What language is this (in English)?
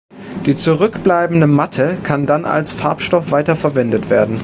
German